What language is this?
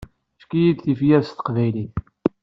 Kabyle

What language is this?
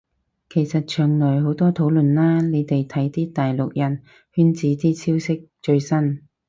Cantonese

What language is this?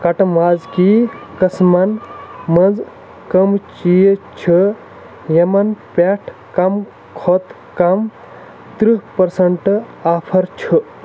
Kashmiri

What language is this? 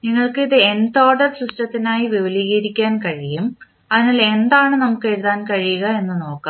Malayalam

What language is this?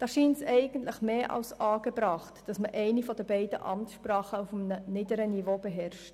Swiss German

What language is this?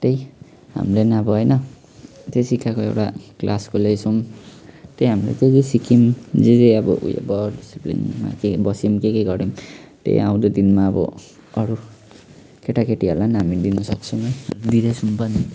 Nepali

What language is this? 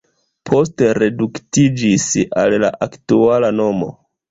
Esperanto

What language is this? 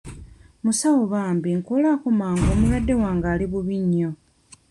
Ganda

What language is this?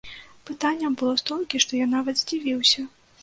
Belarusian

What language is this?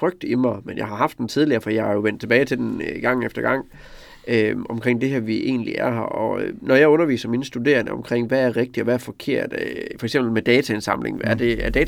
Danish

